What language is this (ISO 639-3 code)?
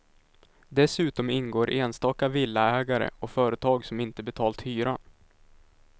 swe